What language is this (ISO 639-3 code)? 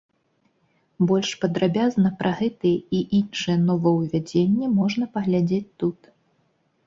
bel